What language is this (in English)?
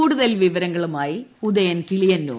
Malayalam